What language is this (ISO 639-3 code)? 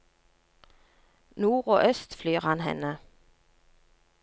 nor